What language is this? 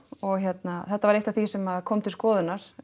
Icelandic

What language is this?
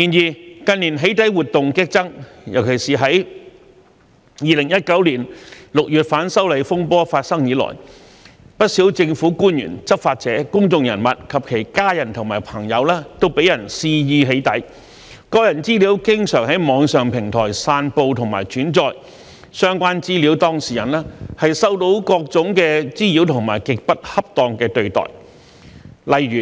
Cantonese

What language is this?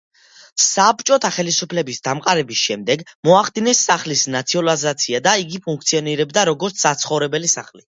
Georgian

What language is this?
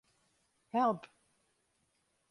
Western Frisian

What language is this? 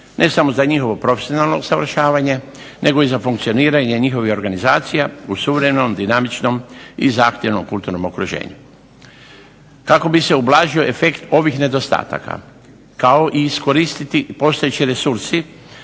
Croatian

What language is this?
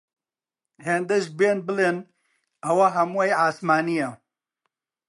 Central Kurdish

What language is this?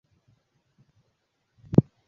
Swahili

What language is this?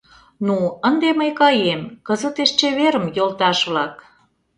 Mari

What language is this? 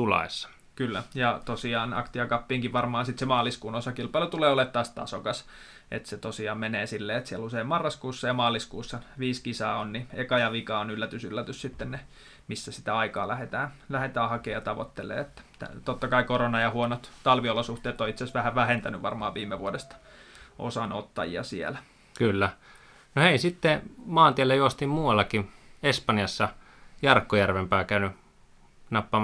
Finnish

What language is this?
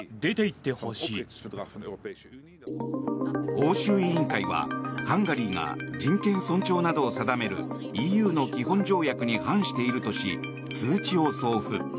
Japanese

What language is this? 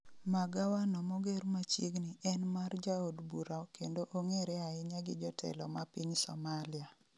Luo (Kenya and Tanzania)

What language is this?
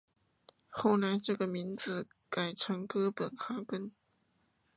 Chinese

